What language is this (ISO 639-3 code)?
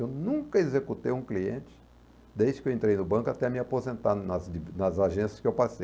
por